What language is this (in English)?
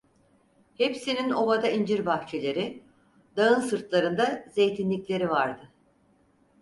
Turkish